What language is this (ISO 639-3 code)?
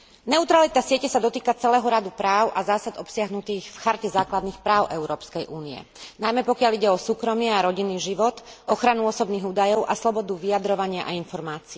slk